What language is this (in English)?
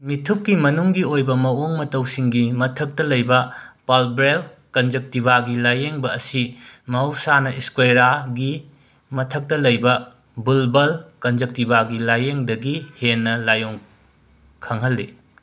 Manipuri